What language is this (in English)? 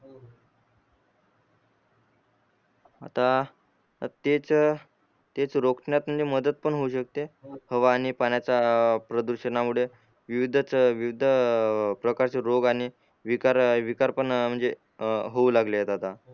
Marathi